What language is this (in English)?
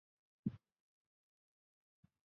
Chinese